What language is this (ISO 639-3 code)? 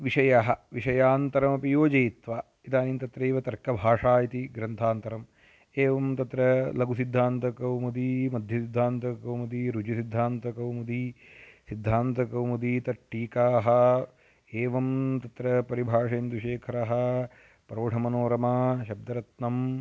san